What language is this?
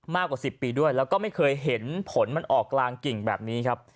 Thai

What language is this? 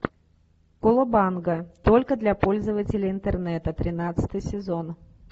Russian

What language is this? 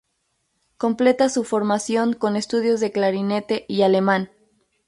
Spanish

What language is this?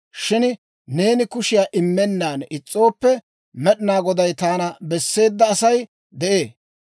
Dawro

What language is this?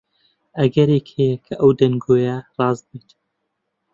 Central Kurdish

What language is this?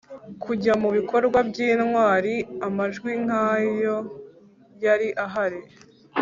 Kinyarwanda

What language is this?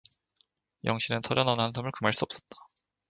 Korean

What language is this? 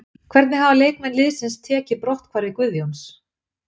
Icelandic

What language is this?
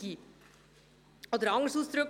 Swiss German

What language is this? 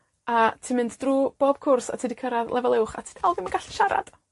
Welsh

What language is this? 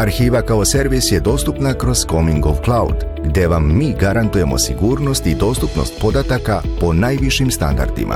Croatian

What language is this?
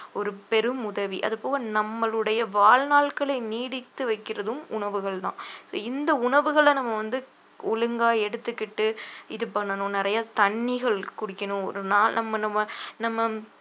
Tamil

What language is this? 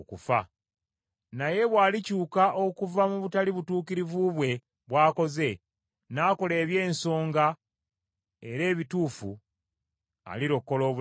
Ganda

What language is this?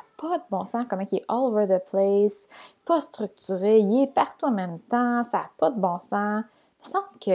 French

